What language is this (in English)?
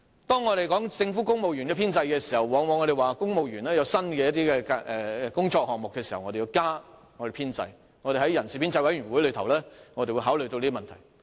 Cantonese